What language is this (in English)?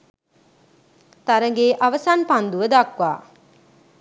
Sinhala